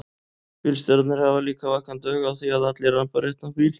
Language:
Icelandic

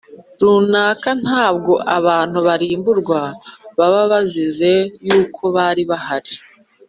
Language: Kinyarwanda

